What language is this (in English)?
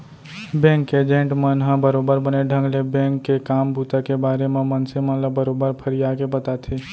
Chhattisgarhi